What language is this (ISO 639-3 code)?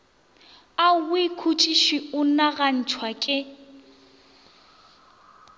nso